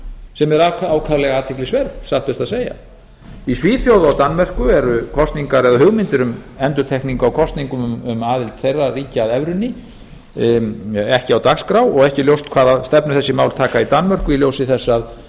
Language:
Icelandic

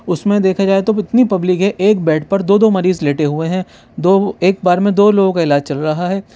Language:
Urdu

